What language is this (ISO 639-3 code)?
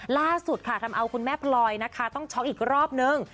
tha